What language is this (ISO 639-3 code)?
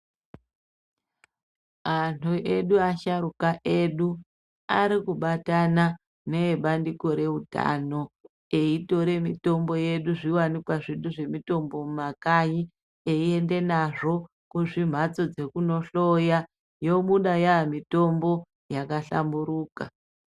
ndc